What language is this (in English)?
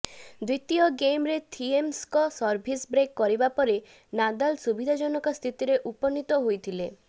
Odia